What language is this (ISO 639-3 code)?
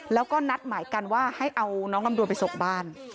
tha